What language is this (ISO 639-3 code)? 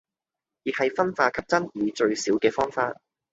yue